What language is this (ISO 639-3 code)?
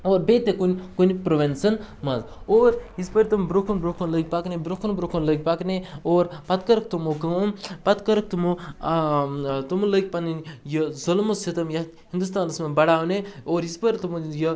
kas